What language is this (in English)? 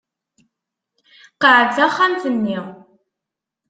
Kabyle